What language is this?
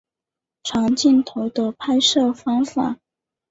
Chinese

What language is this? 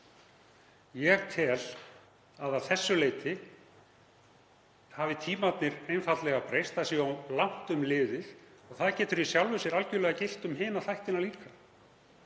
Icelandic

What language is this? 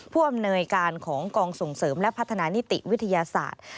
Thai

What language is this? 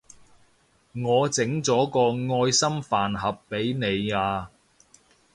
Cantonese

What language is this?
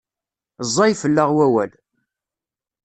Kabyle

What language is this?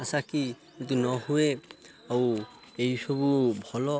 Odia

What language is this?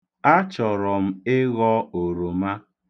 Igbo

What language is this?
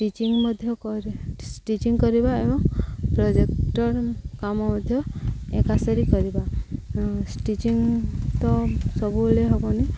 Odia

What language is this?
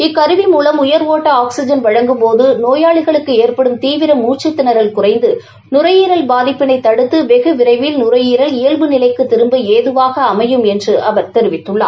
Tamil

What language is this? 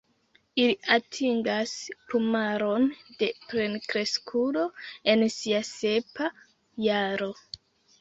Esperanto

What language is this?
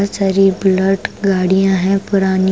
Hindi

